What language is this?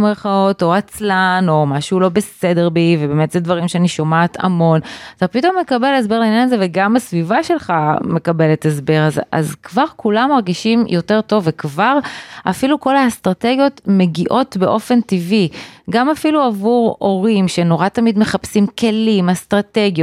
Hebrew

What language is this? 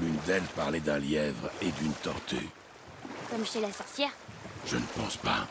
French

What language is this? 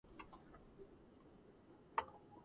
Georgian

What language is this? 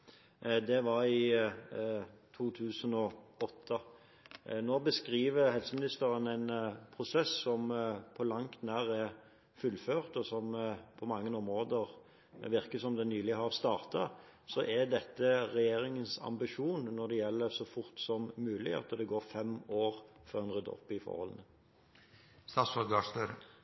Norwegian Bokmål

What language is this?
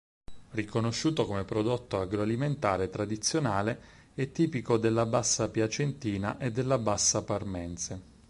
Italian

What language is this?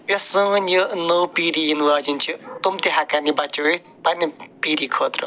Kashmiri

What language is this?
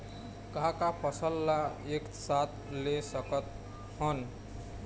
Chhattisgarhi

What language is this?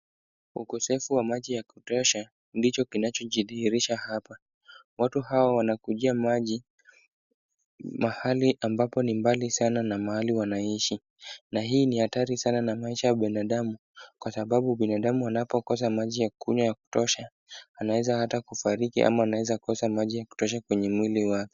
Swahili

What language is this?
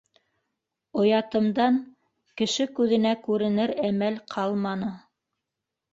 Bashkir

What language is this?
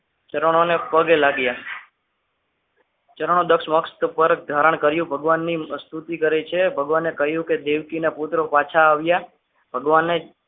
Gujarati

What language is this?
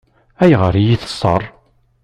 Kabyle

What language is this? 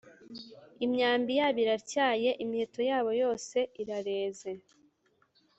Kinyarwanda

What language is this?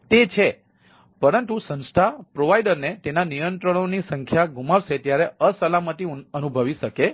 Gujarati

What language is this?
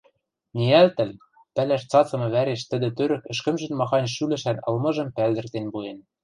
Western Mari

